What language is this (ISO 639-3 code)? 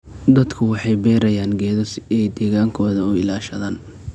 som